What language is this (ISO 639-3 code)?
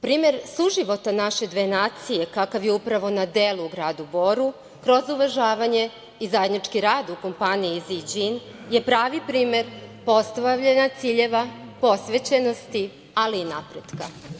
srp